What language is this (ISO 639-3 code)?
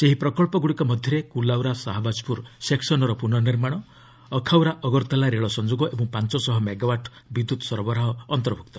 ori